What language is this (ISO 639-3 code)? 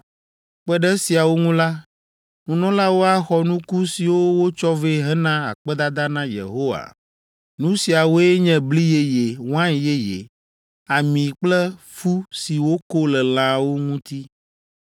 ewe